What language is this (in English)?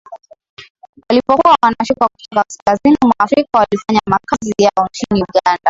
Swahili